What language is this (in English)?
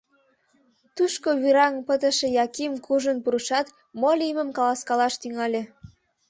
Mari